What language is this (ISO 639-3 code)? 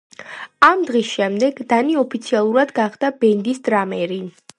kat